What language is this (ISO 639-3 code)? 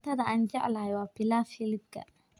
som